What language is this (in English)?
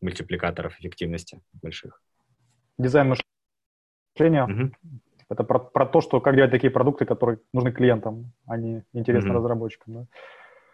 Russian